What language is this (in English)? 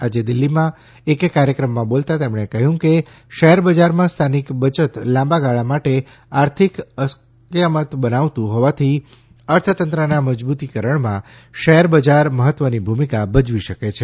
Gujarati